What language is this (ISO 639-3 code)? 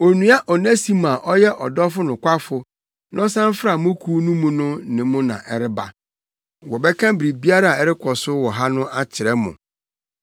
aka